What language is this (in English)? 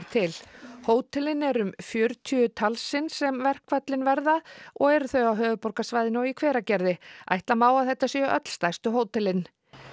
Icelandic